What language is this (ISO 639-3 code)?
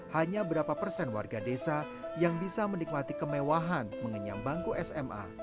ind